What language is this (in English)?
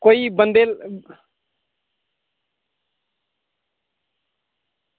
Dogri